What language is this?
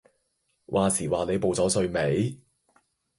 Cantonese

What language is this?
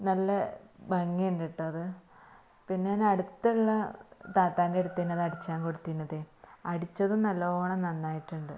Malayalam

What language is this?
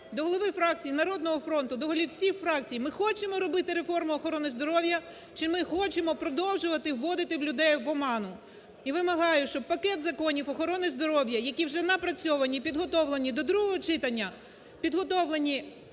Ukrainian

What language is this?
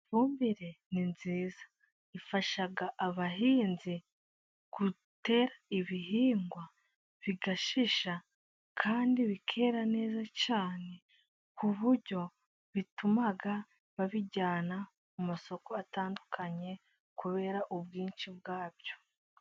Kinyarwanda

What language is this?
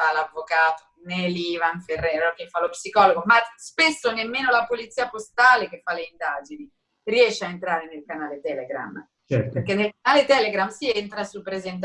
Italian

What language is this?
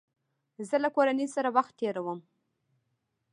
Pashto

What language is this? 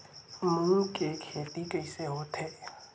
Chhattisgarhi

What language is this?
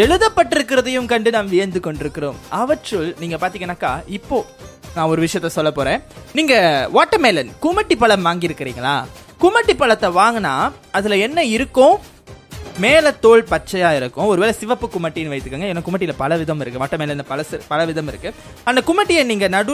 Tamil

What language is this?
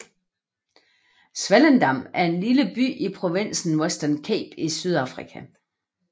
Danish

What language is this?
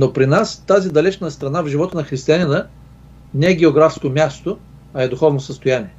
Bulgarian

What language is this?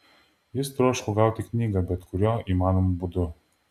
Lithuanian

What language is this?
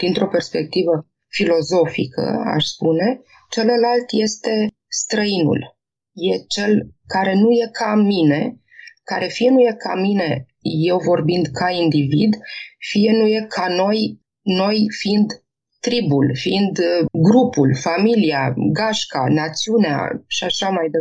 Romanian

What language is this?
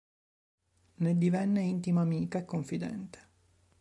Italian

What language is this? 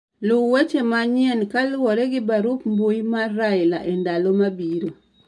Luo (Kenya and Tanzania)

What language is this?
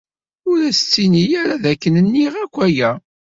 Kabyle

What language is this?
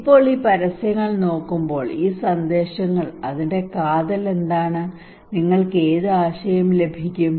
Malayalam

